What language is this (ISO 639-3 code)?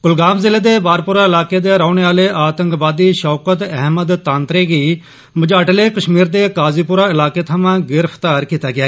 doi